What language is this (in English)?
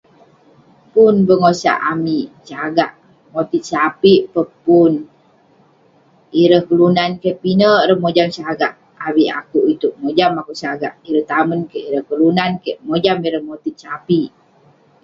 Western Penan